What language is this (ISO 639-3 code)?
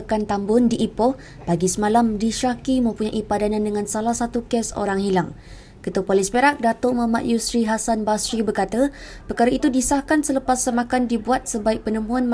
msa